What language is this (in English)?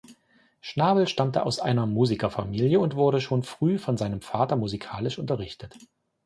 German